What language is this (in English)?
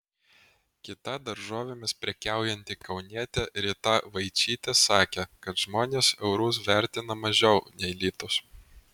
Lithuanian